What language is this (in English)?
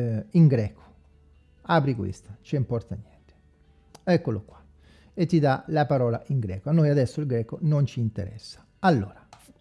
Italian